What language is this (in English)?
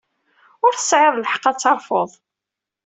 Kabyle